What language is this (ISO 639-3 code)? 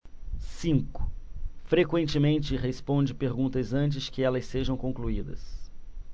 por